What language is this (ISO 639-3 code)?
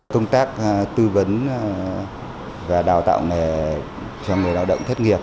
vie